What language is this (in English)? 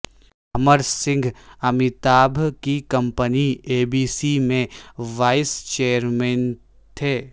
Urdu